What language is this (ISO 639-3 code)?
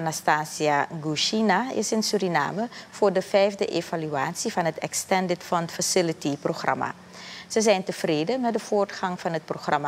nld